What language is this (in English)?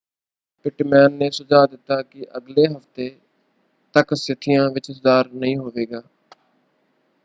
Punjabi